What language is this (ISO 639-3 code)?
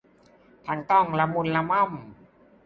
tha